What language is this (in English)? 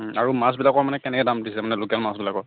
Assamese